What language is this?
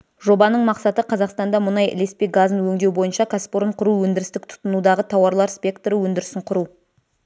Kazakh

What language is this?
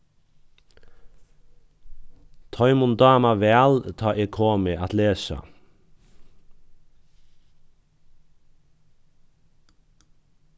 Faroese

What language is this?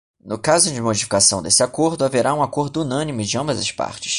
Portuguese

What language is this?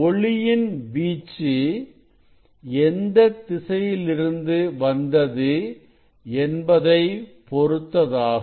Tamil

